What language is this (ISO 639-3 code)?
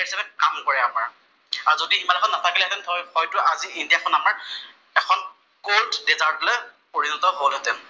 asm